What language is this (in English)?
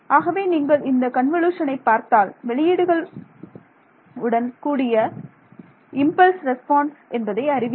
Tamil